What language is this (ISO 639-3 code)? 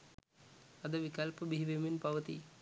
sin